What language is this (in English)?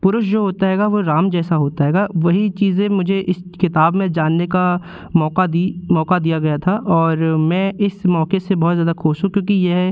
Hindi